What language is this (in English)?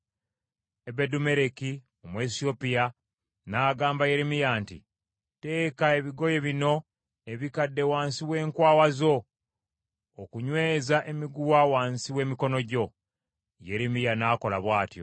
Ganda